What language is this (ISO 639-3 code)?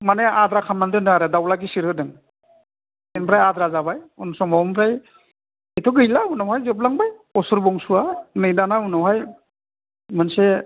brx